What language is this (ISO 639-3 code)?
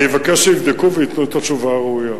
heb